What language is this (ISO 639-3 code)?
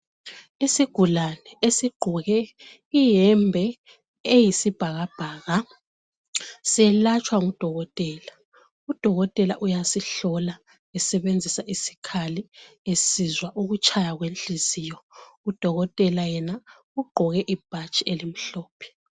nde